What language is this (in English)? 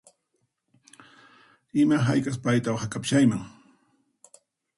Puno Quechua